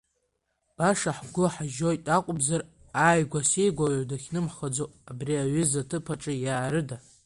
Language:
Abkhazian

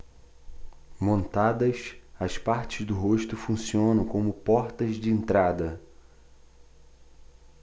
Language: Portuguese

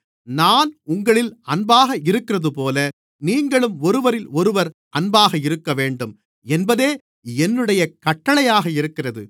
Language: Tamil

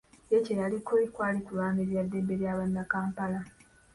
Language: Ganda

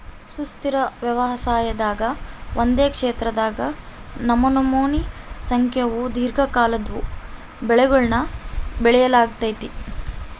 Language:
Kannada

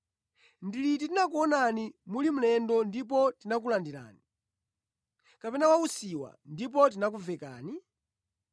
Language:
Nyanja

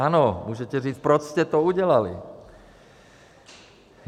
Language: Czech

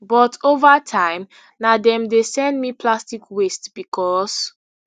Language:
Nigerian Pidgin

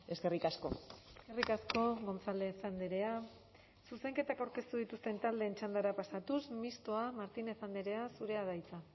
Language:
Basque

